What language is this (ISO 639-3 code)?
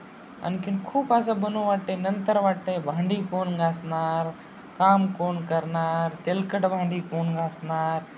mar